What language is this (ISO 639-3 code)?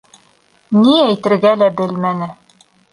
bak